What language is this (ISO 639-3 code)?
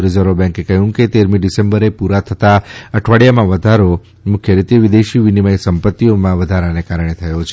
guj